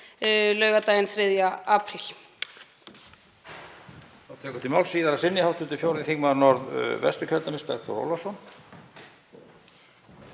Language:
Icelandic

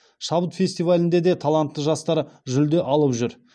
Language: Kazakh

